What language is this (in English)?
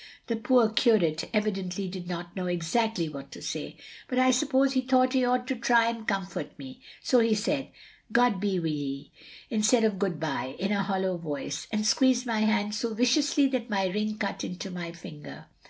English